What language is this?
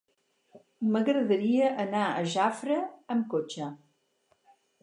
Catalan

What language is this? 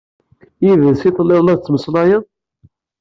Kabyle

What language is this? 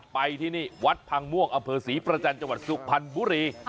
Thai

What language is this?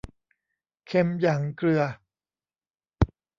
Thai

